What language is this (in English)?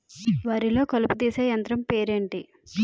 Telugu